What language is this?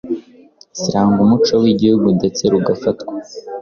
Kinyarwanda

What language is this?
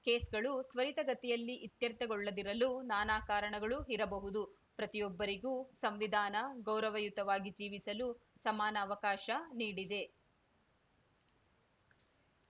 Kannada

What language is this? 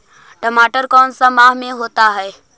Magahi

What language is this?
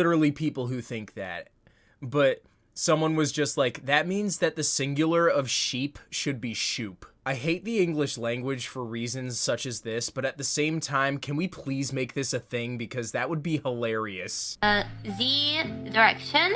English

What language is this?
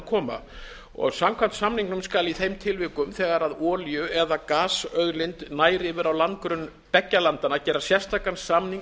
Icelandic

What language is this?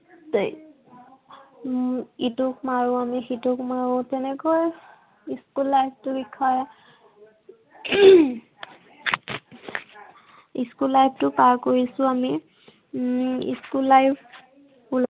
Assamese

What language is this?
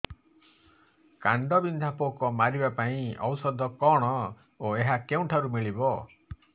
Odia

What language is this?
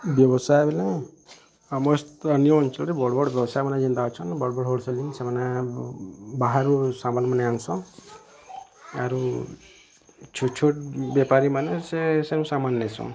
Odia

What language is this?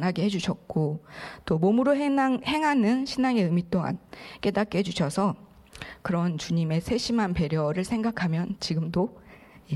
Korean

